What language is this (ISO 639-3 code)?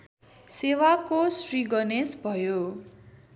nep